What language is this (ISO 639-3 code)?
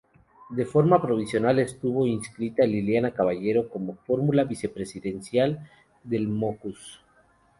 spa